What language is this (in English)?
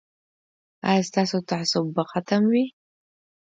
Pashto